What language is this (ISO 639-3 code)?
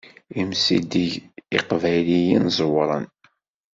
kab